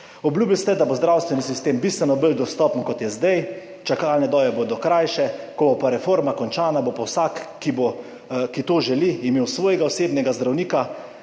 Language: Slovenian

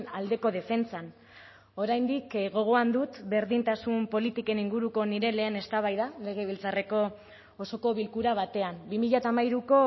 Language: Basque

